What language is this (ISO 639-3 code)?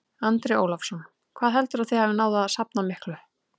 isl